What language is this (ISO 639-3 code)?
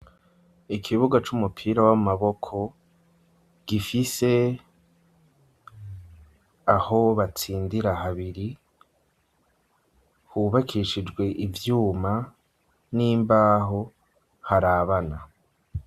run